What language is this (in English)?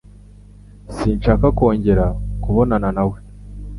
Kinyarwanda